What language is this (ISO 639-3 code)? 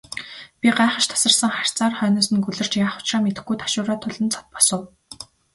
mon